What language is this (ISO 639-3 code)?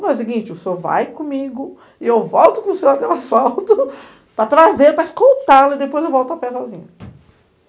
por